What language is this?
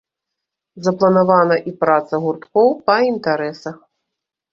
Belarusian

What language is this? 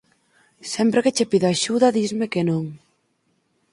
Galician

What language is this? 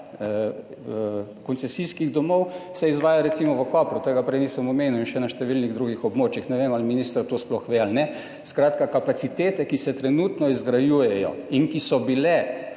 Slovenian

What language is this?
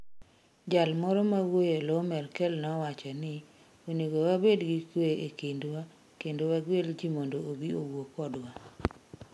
Luo (Kenya and Tanzania)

